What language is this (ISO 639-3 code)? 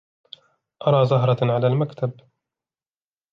ara